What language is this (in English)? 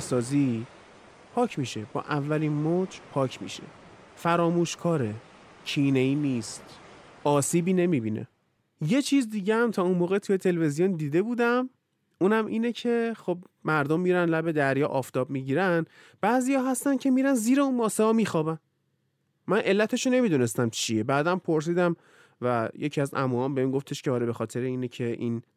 Persian